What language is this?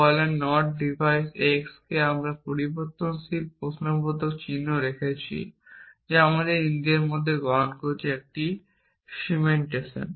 Bangla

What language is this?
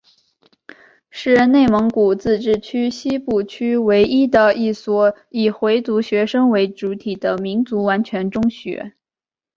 Chinese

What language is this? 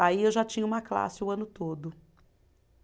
Portuguese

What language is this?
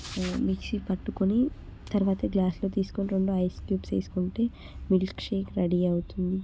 Telugu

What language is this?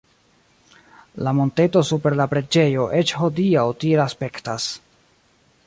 Esperanto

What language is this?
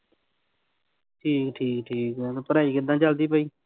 Punjabi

